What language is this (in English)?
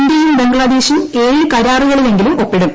Malayalam